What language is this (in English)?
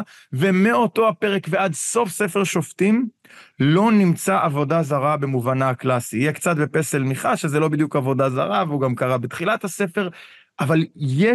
Hebrew